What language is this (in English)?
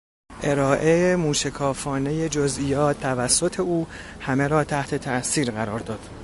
Persian